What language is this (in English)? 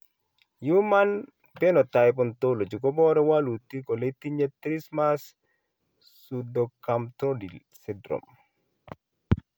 Kalenjin